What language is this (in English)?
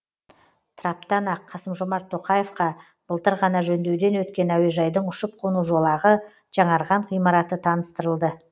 Kazakh